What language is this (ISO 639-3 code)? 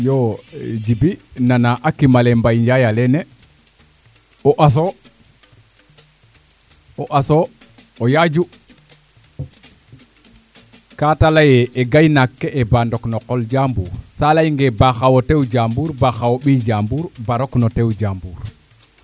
srr